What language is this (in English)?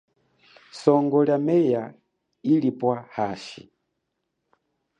Chokwe